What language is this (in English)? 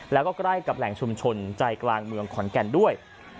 Thai